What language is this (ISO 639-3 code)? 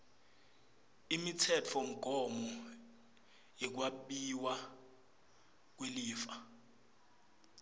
ssw